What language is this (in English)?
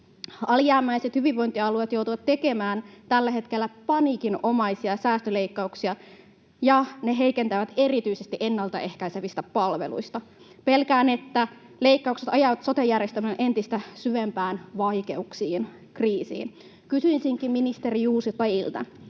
Finnish